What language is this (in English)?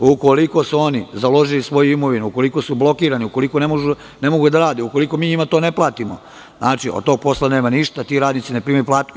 Serbian